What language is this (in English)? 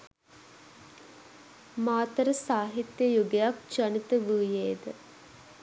Sinhala